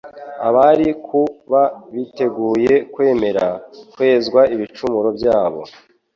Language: Kinyarwanda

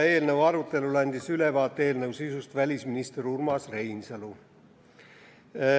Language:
Estonian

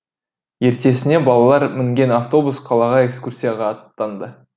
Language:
Kazakh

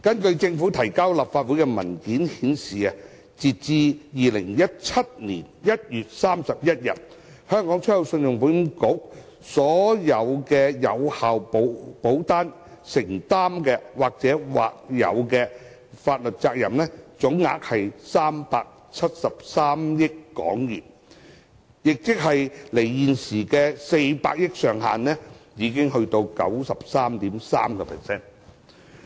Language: Cantonese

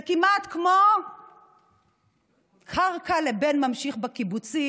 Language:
Hebrew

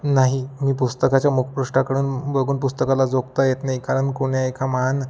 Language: Marathi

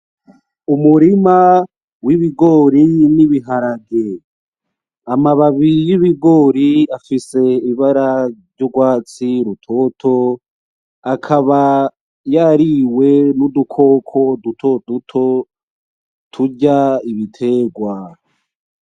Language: Rundi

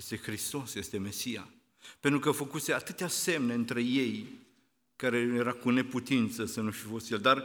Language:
Romanian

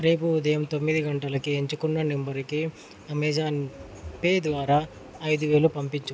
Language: Telugu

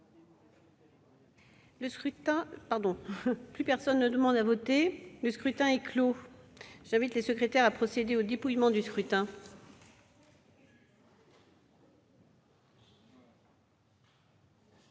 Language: French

